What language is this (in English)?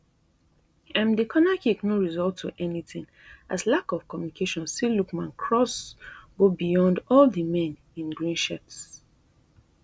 Nigerian Pidgin